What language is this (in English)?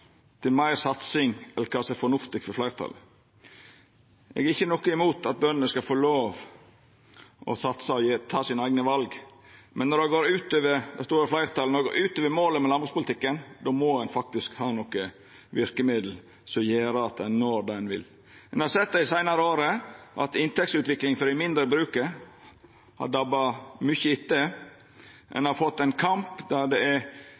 Norwegian Nynorsk